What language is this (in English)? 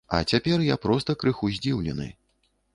Belarusian